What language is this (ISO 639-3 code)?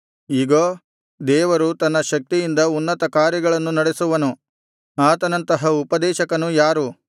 kan